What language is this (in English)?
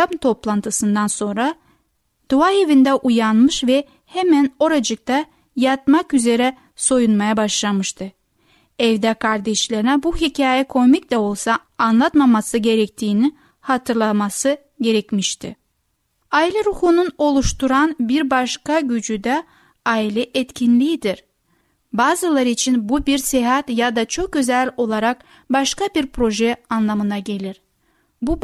Turkish